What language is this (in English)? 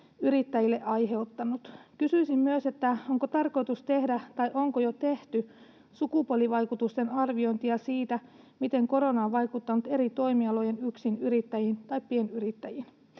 Finnish